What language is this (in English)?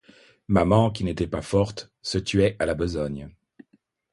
French